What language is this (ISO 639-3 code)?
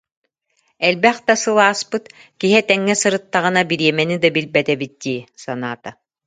sah